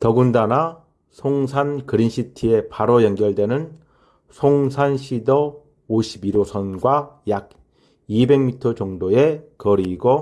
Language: Korean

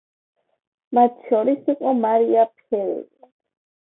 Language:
Georgian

